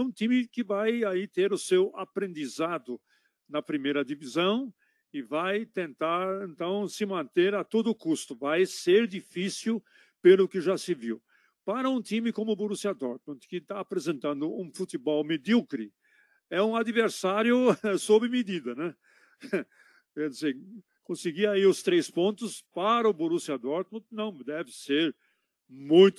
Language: Portuguese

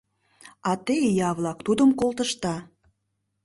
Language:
Mari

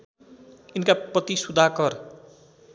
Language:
Nepali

